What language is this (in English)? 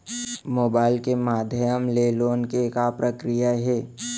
Chhattisgarhi